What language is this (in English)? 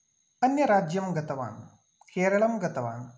Sanskrit